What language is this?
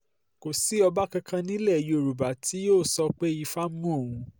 Yoruba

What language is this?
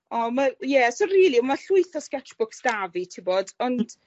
Welsh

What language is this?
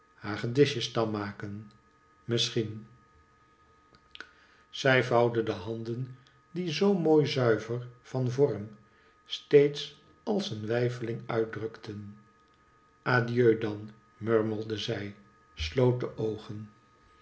Dutch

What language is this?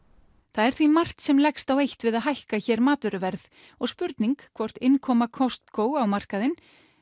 Icelandic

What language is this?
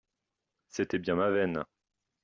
French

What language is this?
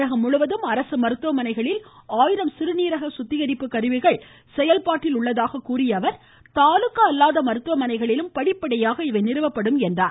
Tamil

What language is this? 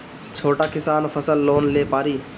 Bhojpuri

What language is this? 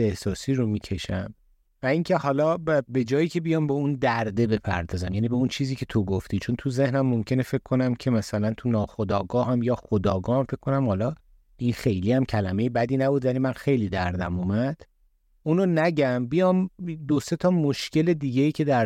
Persian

